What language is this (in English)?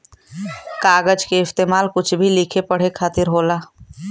Bhojpuri